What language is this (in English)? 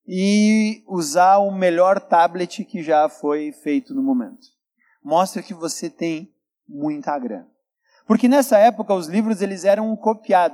Portuguese